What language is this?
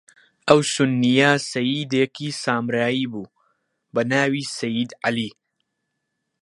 Central Kurdish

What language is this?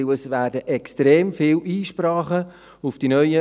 Swiss German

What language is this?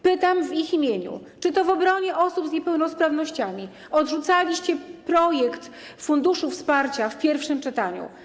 Polish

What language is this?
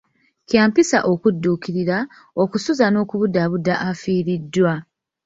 Ganda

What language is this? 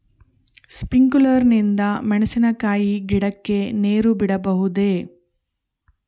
Kannada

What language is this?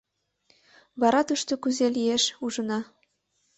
Mari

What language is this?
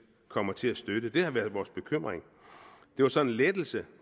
Danish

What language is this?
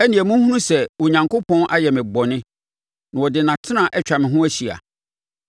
Akan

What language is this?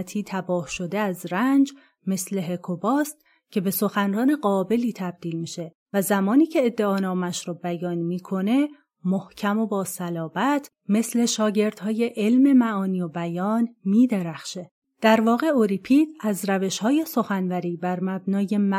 Persian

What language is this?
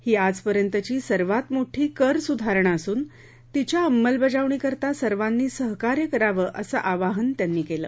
Marathi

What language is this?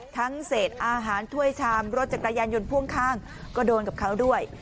Thai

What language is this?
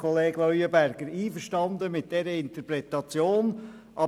Swiss German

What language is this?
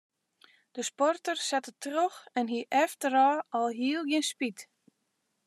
Western Frisian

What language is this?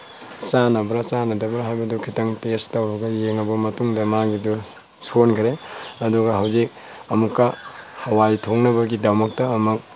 Manipuri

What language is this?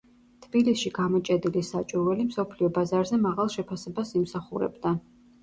Georgian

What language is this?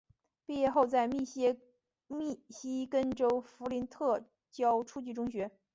Chinese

